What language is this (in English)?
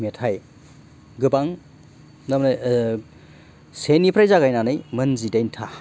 Bodo